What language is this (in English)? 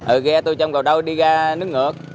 Vietnamese